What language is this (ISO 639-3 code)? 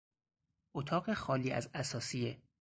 fas